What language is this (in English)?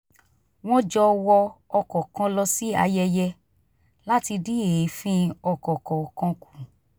Yoruba